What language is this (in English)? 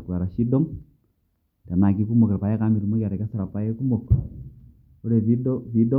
Masai